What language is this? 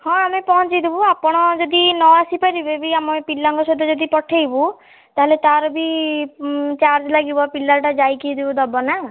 Odia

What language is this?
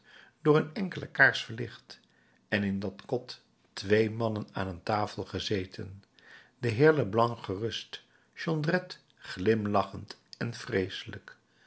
Dutch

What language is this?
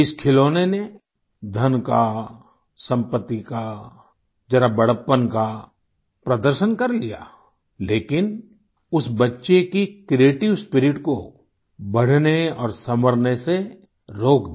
Hindi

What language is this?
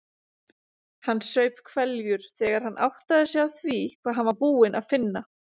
Icelandic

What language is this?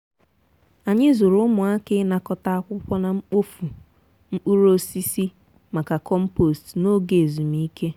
Igbo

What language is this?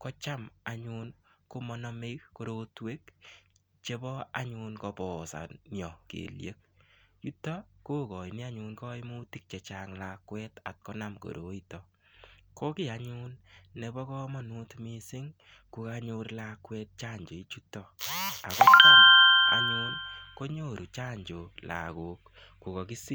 Kalenjin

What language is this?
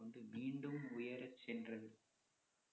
Tamil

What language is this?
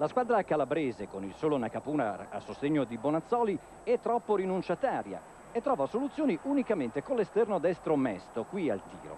Italian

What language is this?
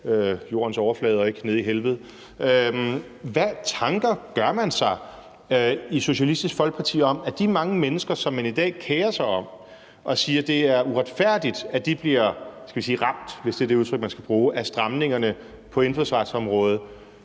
Danish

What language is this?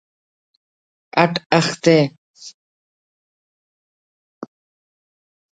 Brahui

